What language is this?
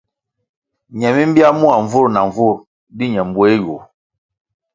Kwasio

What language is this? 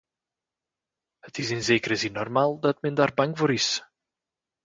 Dutch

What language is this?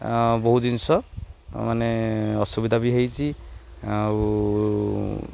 Odia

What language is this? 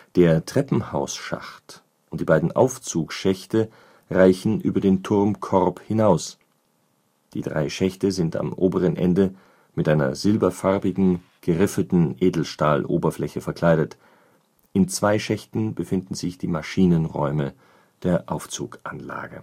German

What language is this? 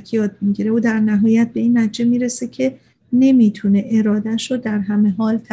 Persian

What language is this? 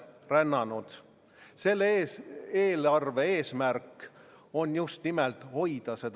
Estonian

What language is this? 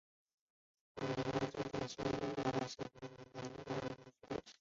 Chinese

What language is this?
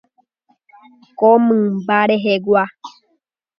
Guarani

